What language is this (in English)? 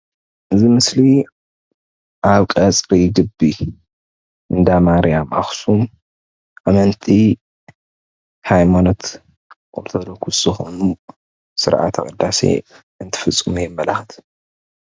Tigrinya